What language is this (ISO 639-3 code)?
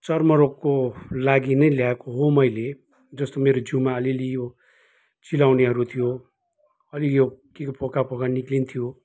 nep